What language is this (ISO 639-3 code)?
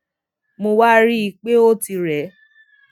yor